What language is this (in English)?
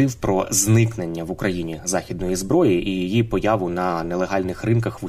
Ukrainian